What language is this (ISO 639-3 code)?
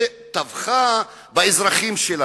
heb